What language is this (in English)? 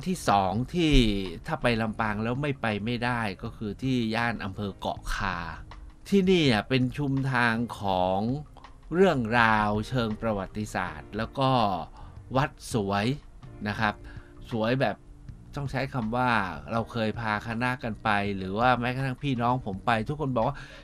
Thai